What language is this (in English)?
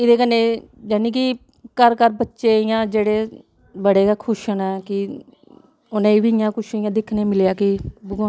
Dogri